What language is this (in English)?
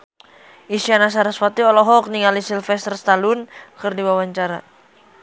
Sundanese